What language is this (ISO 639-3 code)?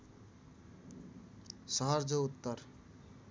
nep